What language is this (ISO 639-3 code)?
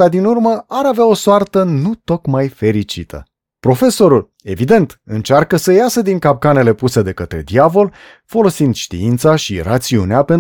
ron